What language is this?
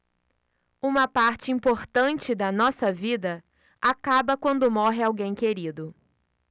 Portuguese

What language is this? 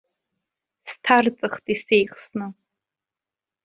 Abkhazian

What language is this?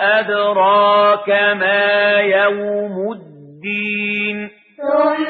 Arabic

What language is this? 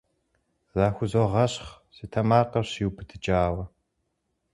Kabardian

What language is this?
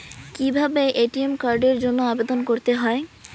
Bangla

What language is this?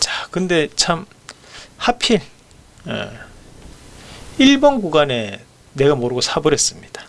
Korean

